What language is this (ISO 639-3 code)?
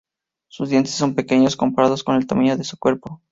spa